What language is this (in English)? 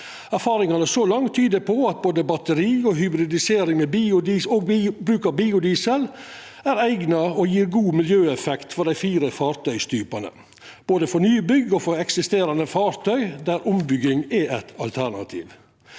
Norwegian